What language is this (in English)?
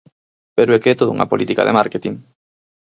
Galician